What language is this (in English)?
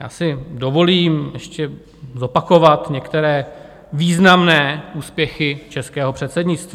Czech